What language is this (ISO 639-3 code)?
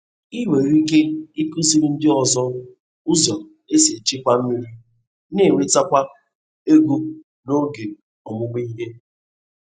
ibo